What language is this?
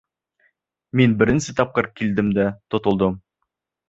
Bashkir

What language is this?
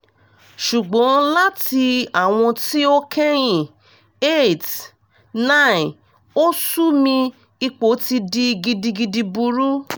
Yoruba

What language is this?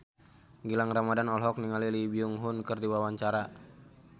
Sundanese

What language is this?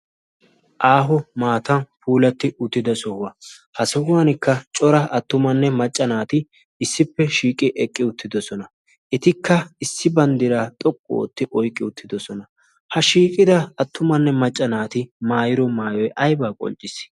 Wolaytta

